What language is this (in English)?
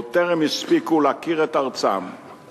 Hebrew